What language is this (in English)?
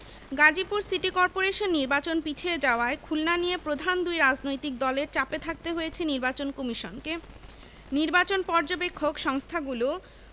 Bangla